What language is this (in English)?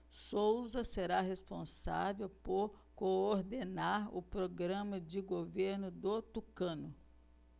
Portuguese